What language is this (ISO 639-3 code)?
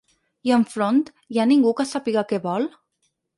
cat